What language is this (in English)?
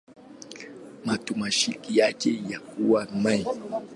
Swahili